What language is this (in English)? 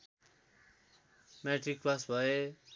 Nepali